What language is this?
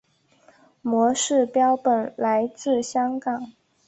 Chinese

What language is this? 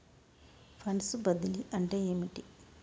Telugu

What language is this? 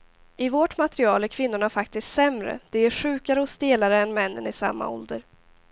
Swedish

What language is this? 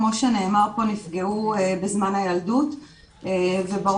Hebrew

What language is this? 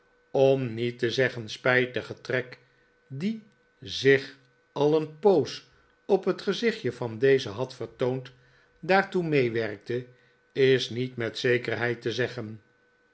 Dutch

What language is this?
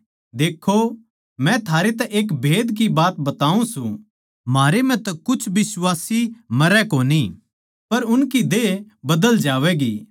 Haryanvi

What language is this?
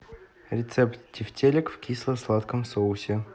Russian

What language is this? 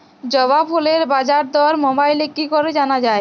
Bangla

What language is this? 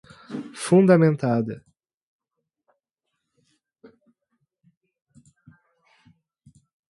Portuguese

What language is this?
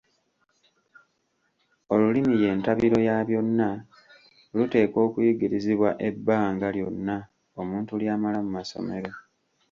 Ganda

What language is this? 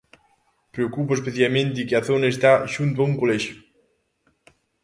Galician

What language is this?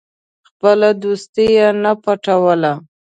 Pashto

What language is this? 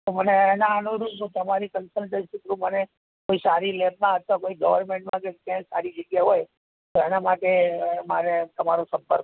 Gujarati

